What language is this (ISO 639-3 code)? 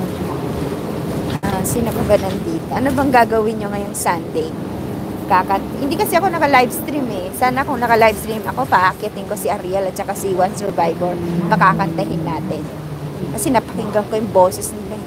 fil